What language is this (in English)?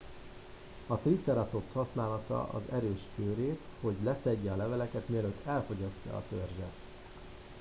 Hungarian